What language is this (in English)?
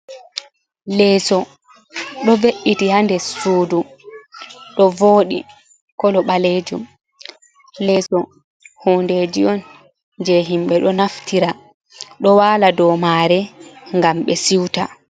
Fula